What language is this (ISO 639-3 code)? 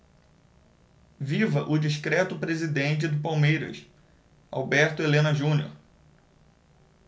por